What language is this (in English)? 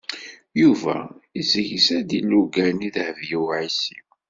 Kabyle